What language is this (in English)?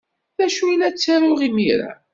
Kabyle